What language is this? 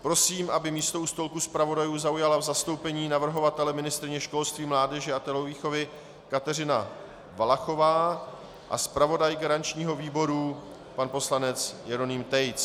Czech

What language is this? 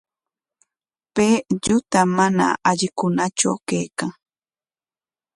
Corongo Ancash Quechua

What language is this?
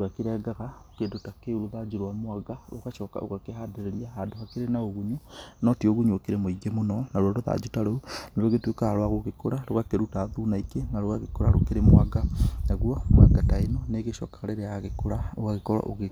Kikuyu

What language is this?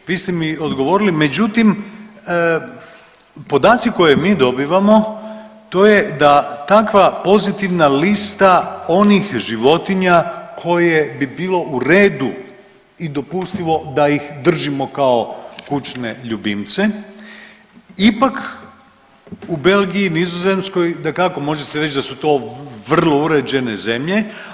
Croatian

